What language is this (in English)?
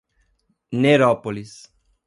Portuguese